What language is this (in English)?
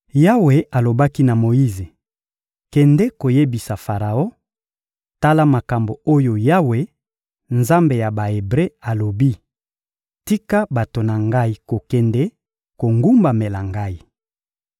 Lingala